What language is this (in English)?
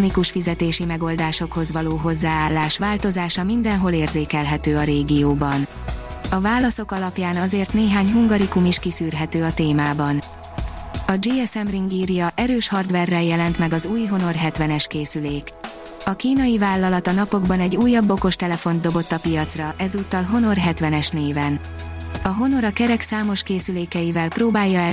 Hungarian